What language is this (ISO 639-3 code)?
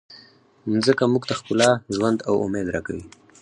pus